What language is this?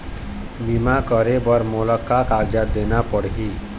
Chhattisgarhi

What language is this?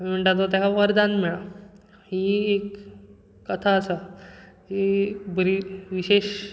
Konkani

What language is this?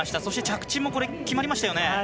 Japanese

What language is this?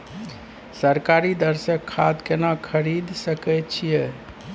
Maithili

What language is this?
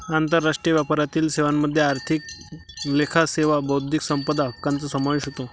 Marathi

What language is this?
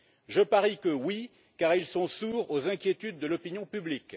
French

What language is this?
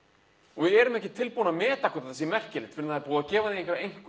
Icelandic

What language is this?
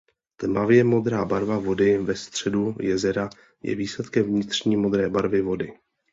Czech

